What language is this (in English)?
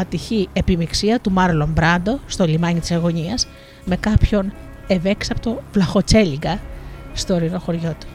Greek